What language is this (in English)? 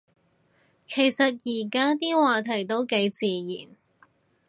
Cantonese